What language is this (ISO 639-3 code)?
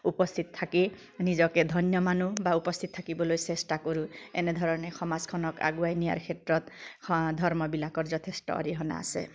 asm